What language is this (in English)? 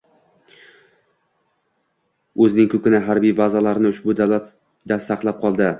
Uzbek